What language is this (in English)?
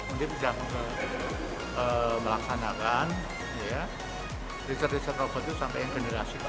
Indonesian